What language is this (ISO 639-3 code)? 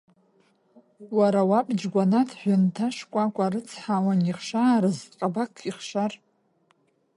abk